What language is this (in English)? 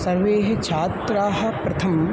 Sanskrit